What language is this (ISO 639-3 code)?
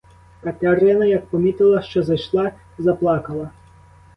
ukr